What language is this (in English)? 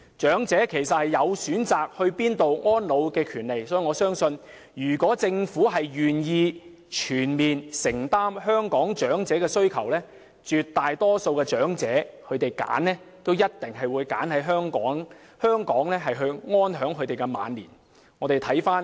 Cantonese